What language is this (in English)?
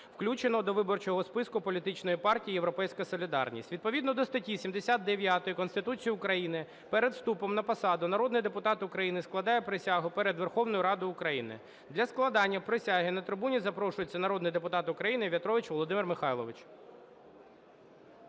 Ukrainian